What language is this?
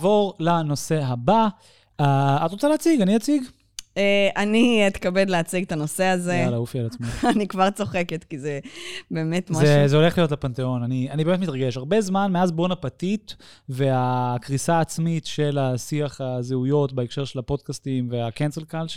Hebrew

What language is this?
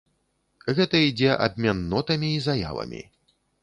Belarusian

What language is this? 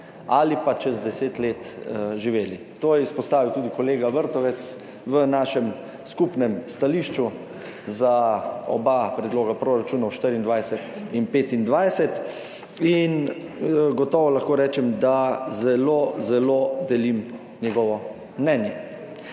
Slovenian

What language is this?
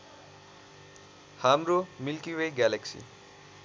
Nepali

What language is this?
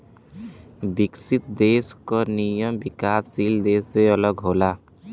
Bhojpuri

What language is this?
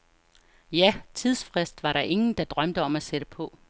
Danish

